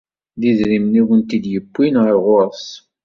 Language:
Kabyle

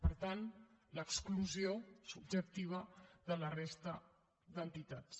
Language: Catalan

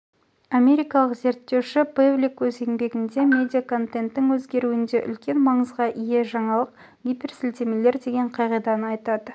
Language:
Kazakh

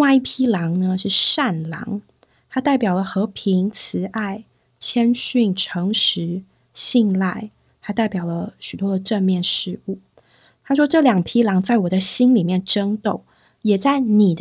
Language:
Chinese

